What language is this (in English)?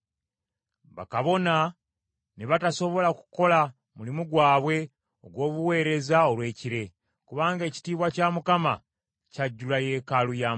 Ganda